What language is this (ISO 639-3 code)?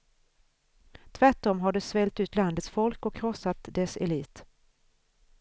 swe